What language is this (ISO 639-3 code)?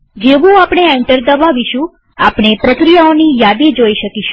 guj